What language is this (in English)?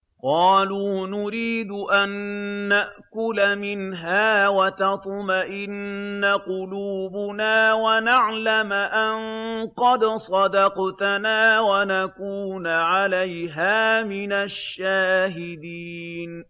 Arabic